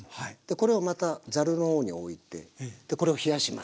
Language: Japanese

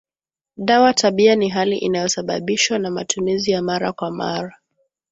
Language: Swahili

